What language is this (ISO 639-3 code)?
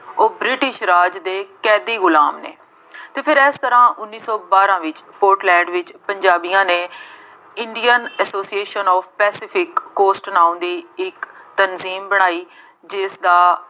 pan